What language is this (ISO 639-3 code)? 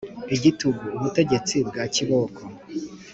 kin